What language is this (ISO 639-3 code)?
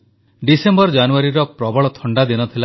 ori